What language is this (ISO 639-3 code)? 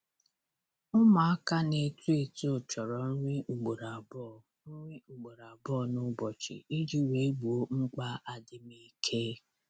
ibo